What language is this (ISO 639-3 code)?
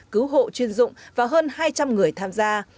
vie